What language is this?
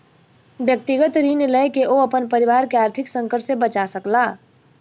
Maithili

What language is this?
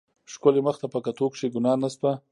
Pashto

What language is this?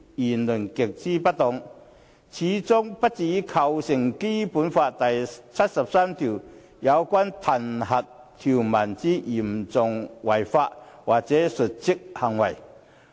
Cantonese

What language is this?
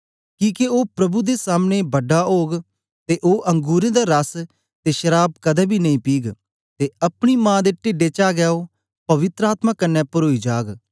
Dogri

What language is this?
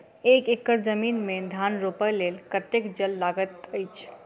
Maithili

